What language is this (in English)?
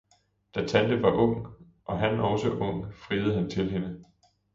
Danish